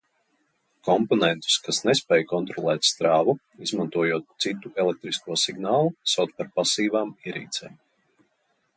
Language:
Latvian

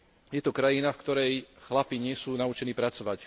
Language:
Slovak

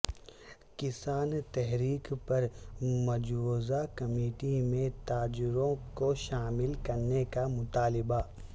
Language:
Urdu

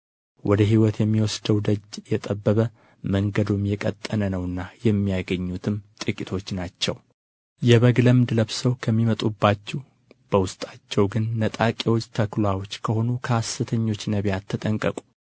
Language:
Amharic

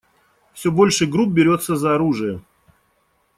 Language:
Russian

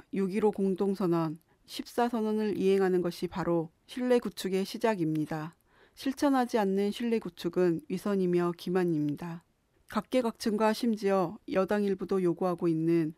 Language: Korean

